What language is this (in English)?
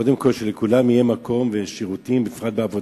Hebrew